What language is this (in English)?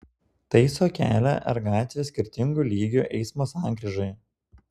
Lithuanian